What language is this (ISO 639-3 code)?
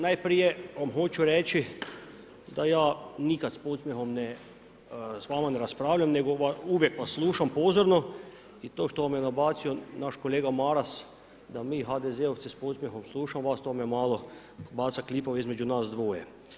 hrv